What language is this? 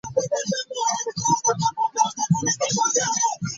Ganda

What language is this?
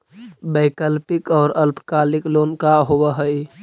Magahi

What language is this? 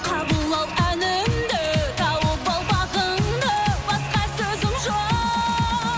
Kazakh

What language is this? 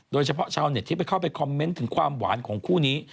Thai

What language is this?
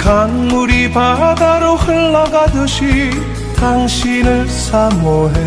Korean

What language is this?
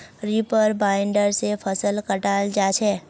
Magahi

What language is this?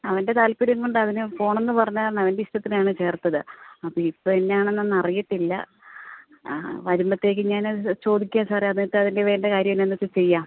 Malayalam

